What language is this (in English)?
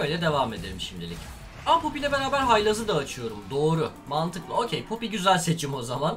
Turkish